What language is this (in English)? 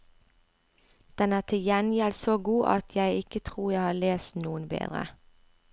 Norwegian